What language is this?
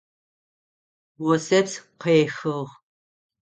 Adyghe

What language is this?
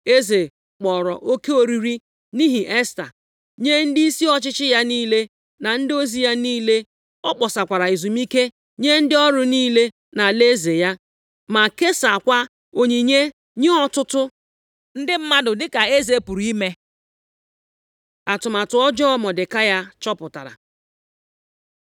Igbo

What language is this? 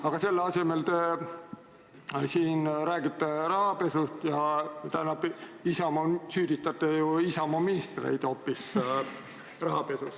Estonian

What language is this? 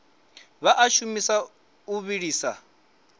Venda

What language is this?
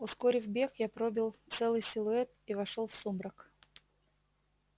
Russian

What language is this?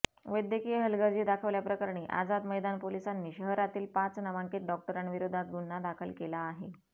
Marathi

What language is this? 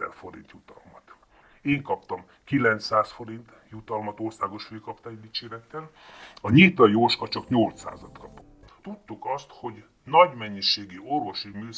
Hungarian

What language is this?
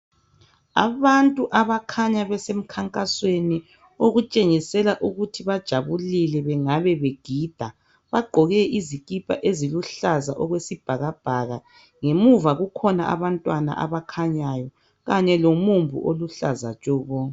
North Ndebele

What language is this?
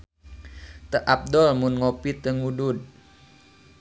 Sundanese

